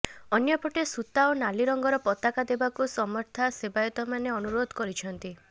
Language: Odia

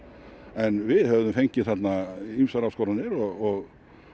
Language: Icelandic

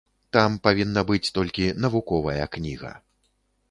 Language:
Belarusian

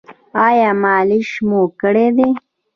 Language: Pashto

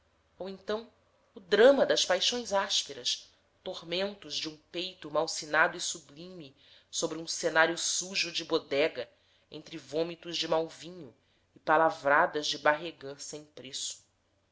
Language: Portuguese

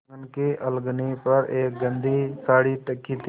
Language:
Hindi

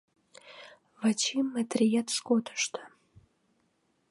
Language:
Mari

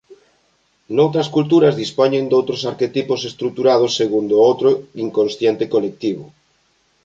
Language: Galician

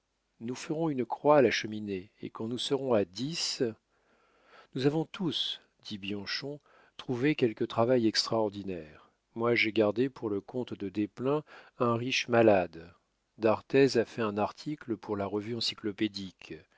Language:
French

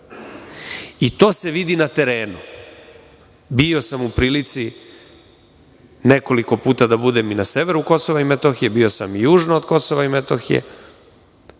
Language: Serbian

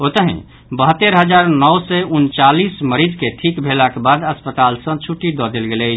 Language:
Maithili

